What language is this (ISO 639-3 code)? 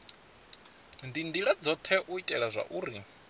ven